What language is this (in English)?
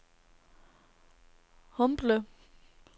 Danish